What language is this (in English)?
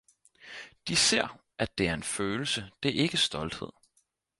Danish